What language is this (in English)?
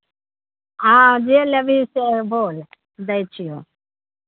Maithili